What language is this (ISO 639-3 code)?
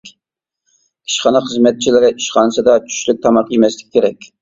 uig